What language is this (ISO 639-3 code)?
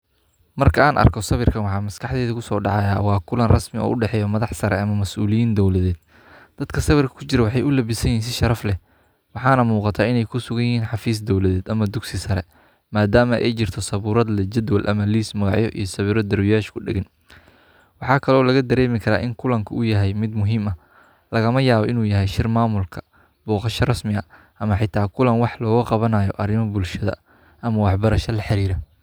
som